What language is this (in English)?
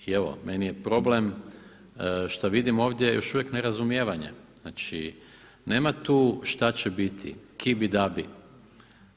Croatian